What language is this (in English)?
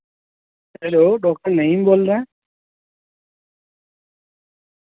Urdu